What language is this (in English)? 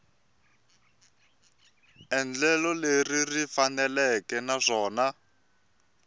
Tsonga